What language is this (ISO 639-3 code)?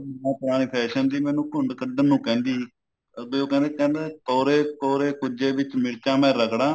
pan